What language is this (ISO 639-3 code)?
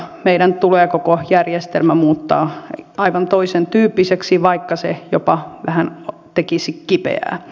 fin